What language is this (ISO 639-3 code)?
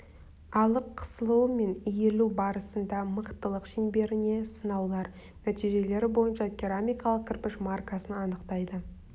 kaz